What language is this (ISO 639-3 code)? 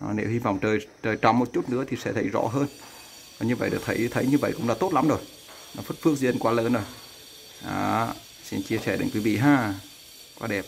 vie